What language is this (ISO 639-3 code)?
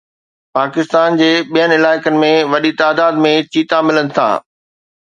snd